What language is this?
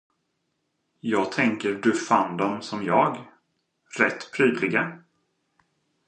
Swedish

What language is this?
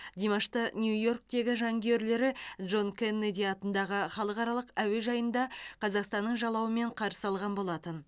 Kazakh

